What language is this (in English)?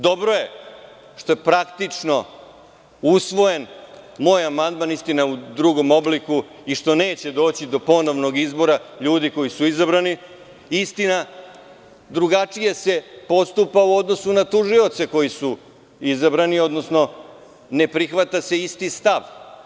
Serbian